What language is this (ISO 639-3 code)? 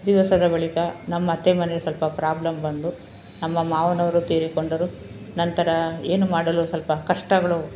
kan